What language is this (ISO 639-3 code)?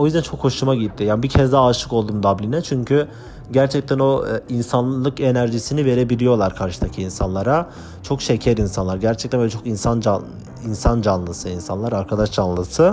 tur